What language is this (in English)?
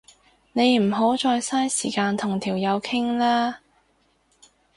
Cantonese